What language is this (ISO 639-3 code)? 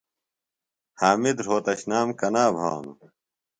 phl